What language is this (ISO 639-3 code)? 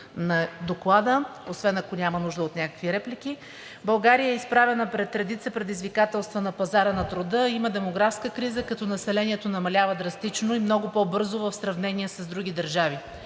bul